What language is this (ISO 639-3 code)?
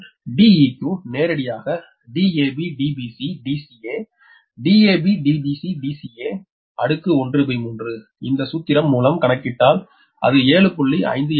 tam